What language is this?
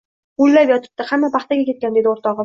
Uzbek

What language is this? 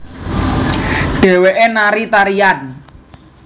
Javanese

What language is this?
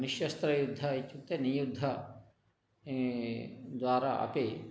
Sanskrit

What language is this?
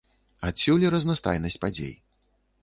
Belarusian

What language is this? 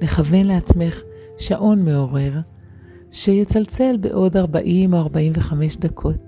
Hebrew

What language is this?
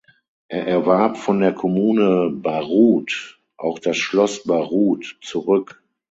German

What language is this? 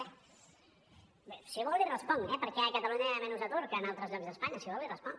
Catalan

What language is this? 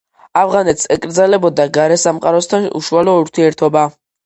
Georgian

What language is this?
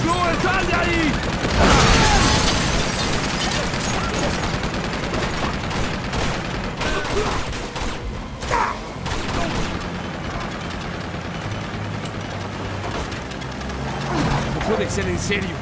Spanish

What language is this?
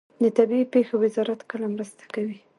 Pashto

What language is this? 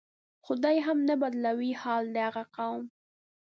Pashto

